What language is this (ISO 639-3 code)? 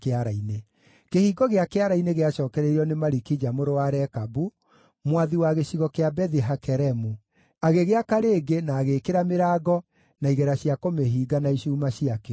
kik